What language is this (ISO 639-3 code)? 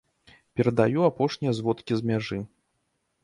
bel